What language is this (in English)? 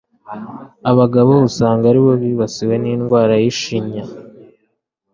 Kinyarwanda